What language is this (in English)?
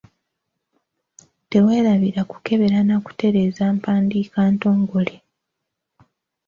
Ganda